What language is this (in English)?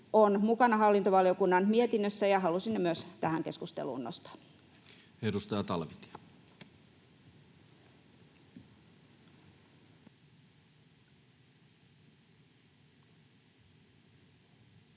Finnish